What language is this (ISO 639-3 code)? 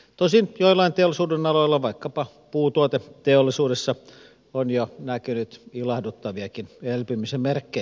fin